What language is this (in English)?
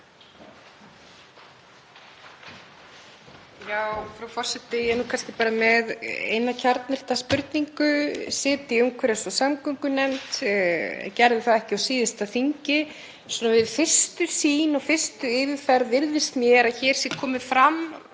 Icelandic